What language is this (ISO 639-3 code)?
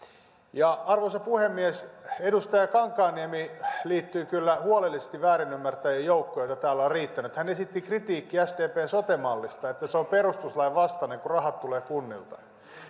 fin